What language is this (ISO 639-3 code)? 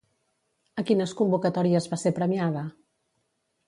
cat